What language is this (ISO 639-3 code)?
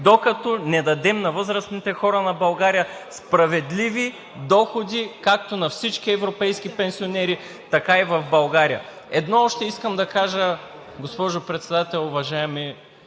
bul